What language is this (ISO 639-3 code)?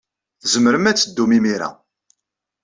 kab